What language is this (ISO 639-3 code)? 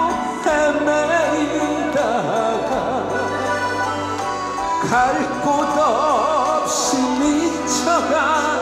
kor